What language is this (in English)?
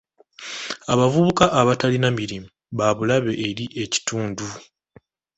Ganda